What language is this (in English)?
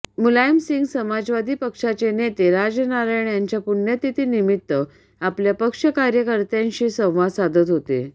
Marathi